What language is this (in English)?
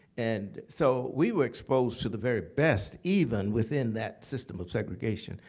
English